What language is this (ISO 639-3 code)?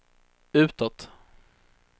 swe